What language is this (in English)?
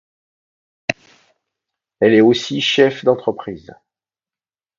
French